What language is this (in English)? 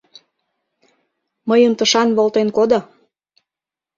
Mari